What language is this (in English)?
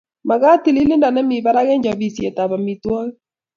Kalenjin